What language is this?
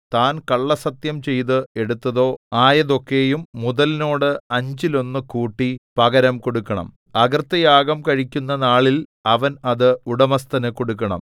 Malayalam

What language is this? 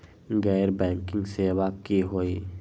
Magahi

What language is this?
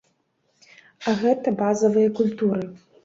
Belarusian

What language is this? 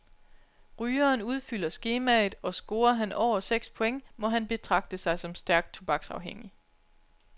Danish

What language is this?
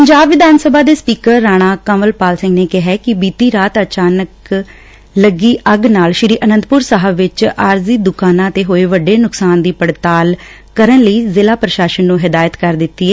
Punjabi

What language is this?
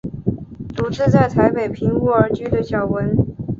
Chinese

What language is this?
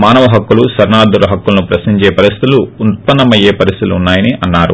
Telugu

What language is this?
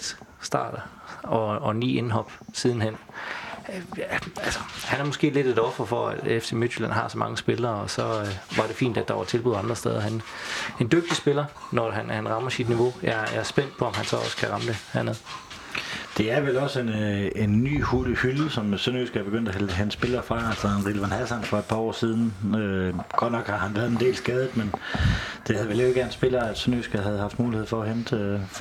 Danish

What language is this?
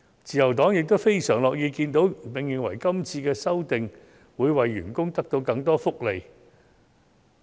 Cantonese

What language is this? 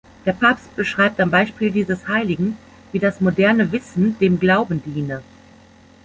German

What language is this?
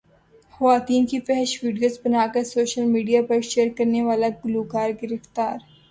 Urdu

